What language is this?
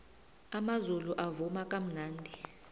South Ndebele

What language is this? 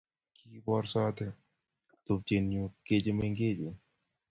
Kalenjin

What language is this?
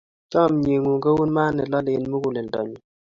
Kalenjin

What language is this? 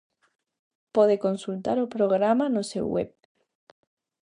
Galician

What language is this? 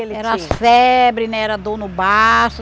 Portuguese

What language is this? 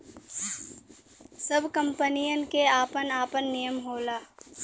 Bhojpuri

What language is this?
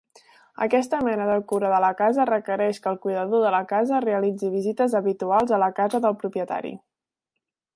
Catalan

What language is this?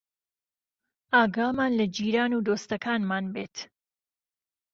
Central Kurdish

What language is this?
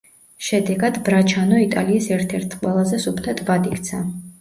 Georgian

